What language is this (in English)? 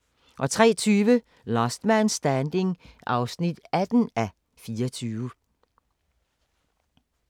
Danish